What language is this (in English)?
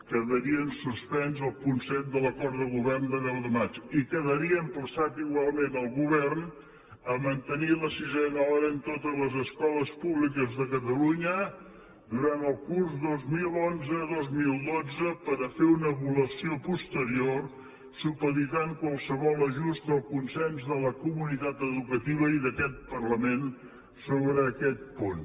Catalan